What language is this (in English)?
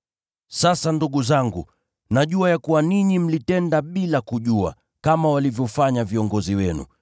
Swahili